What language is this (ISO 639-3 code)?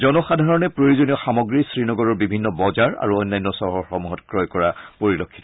asm